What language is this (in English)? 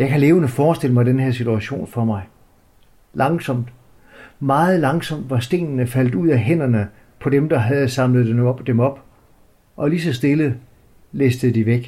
Danish